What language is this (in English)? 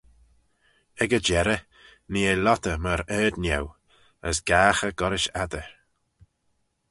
Manx